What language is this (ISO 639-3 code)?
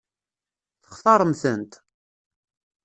kab